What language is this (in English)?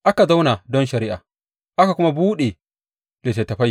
Hausa